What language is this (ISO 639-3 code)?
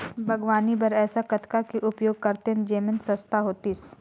hne